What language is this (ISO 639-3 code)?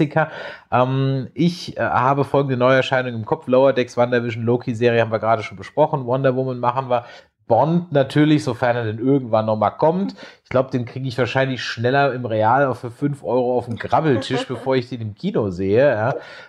deu